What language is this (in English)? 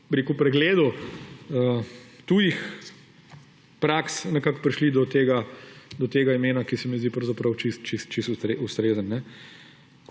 Slovenian